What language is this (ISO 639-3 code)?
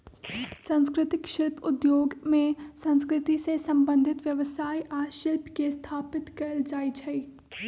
mag